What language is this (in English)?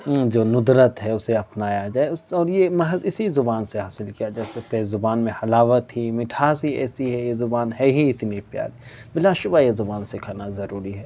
Urdu